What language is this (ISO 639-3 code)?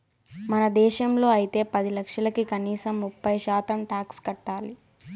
tel